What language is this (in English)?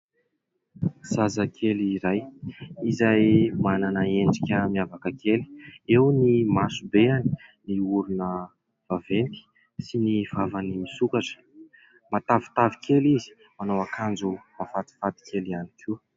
Malagasy